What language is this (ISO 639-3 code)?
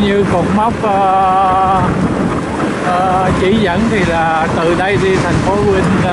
vie